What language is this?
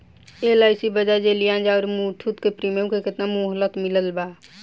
Bhojpuri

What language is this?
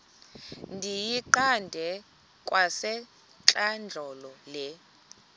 Xhosa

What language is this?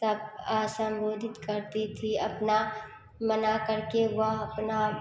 Hindi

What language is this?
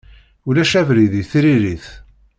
Kabyle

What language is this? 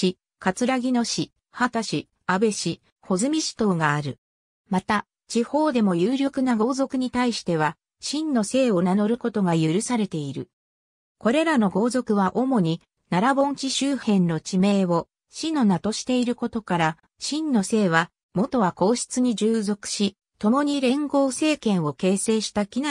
Japanese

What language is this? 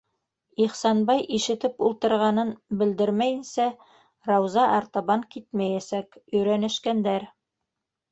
Bashkir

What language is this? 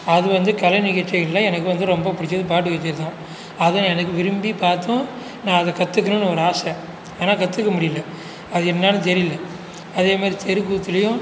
Tamil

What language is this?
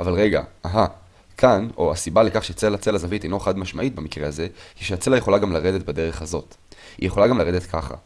Hebrew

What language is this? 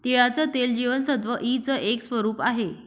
Marathi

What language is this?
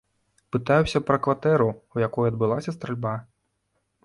Belarusian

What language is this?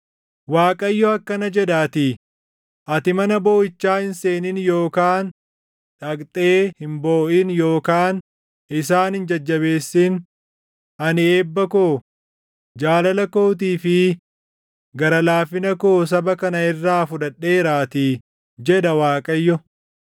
Oromo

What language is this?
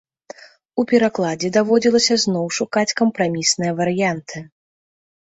Belarusian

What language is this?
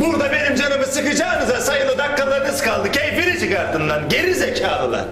Turkish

